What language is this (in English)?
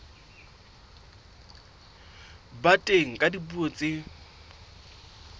Southern Sotho